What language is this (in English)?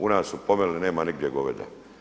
Croatian